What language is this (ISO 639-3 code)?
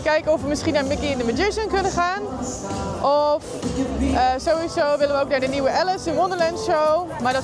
nld